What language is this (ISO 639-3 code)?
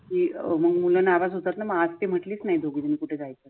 mar